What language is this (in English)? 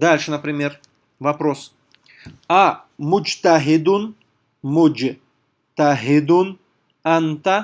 Russian